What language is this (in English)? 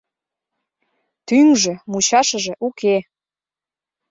Mari